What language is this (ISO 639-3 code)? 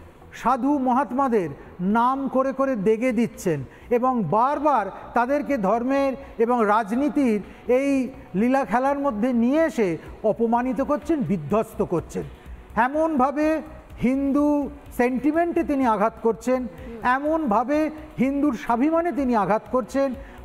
ben